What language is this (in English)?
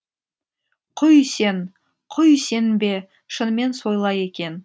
Kazakh